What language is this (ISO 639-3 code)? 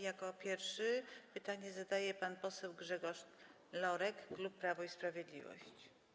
pol